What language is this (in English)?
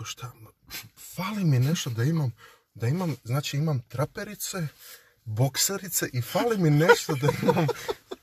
Croatian